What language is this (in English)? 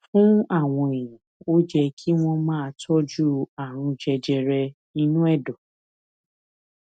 Yoruba